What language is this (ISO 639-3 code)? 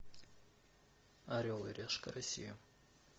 rus